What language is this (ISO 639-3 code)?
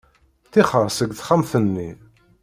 kab